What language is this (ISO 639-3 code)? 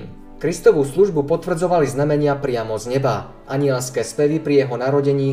slk